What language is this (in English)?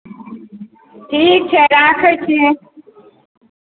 Maithili